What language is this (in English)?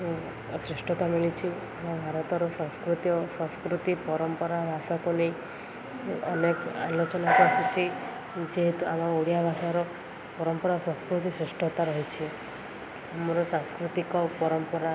Odia